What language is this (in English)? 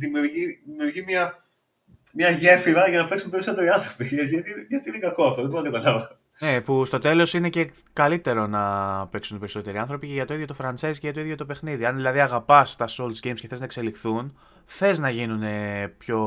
Greek